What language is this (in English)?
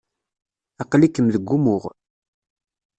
Kabyle